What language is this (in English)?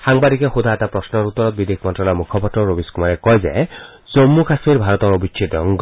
Assamese